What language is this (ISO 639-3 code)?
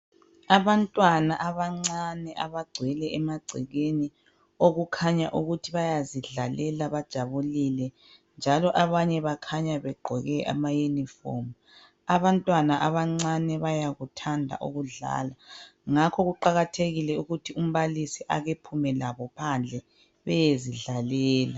nde